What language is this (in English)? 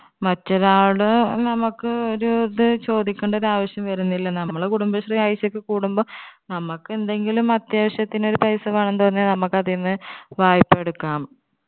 Malayalam